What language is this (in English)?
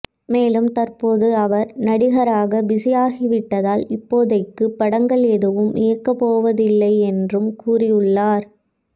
Tamil